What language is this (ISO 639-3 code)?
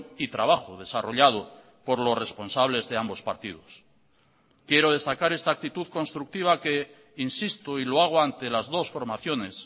spa